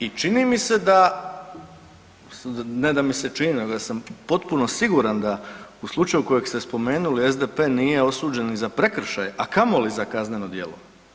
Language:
Croatian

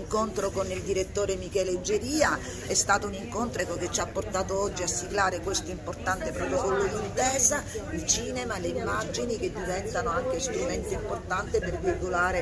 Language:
Italian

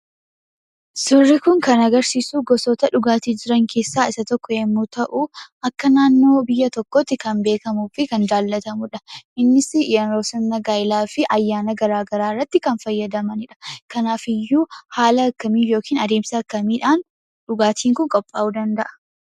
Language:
Oromo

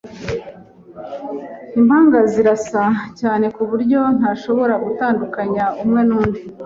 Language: Kinyarwanda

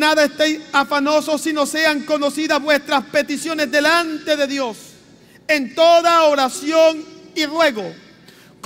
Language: Spanish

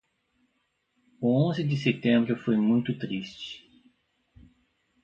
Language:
Portuguese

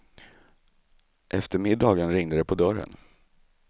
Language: Swedish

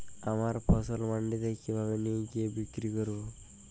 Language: Bangla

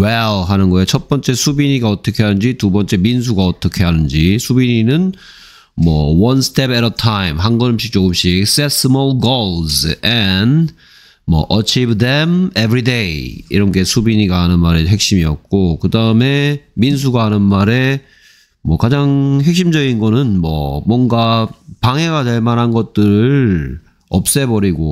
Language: Korean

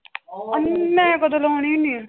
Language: Punjabi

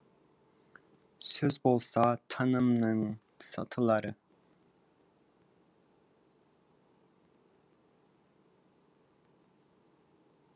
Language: Kazakh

